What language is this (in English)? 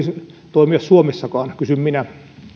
Finnish